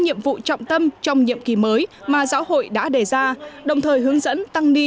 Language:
Vietnamese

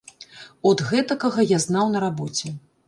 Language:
Belarusian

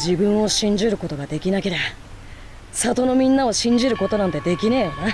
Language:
Japanese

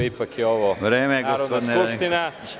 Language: Serbian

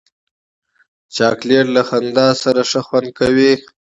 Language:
Pashto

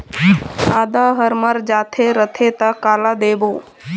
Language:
Chhattisgarhi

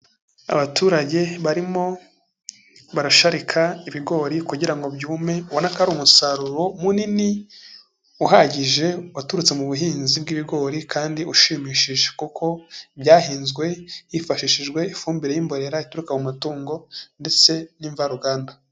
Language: Kinyarwanda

